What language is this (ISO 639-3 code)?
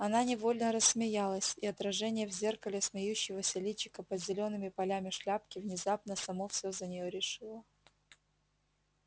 rus